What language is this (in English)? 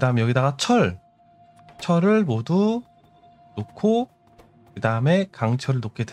Korean